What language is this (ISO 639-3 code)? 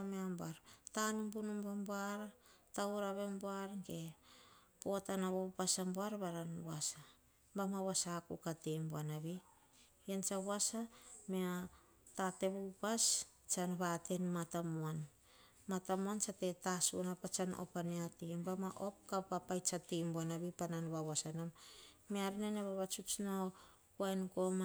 hah